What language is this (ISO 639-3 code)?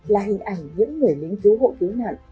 vie